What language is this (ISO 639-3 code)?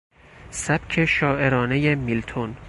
fas